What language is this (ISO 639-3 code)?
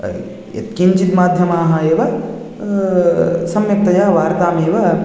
san